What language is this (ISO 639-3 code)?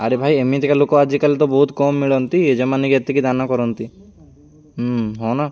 ori